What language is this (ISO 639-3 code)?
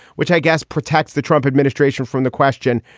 eng